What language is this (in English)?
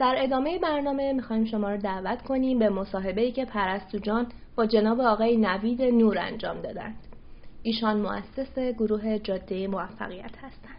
Persian